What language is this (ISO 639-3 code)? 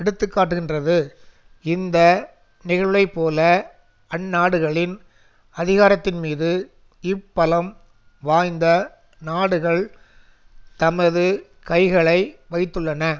tam